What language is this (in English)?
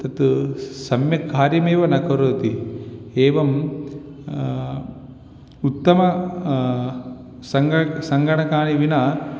Sanskrit